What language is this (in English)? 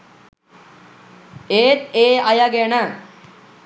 Sinhala